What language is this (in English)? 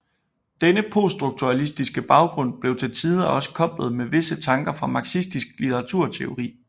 Danish